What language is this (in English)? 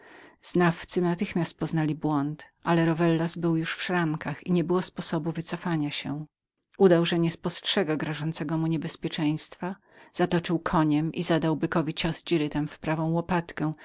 Polish